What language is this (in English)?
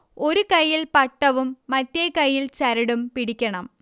Malayalam